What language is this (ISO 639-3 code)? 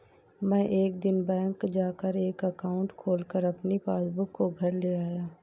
hin